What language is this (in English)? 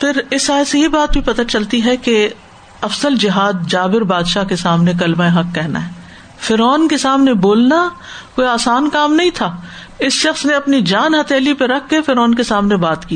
Urdu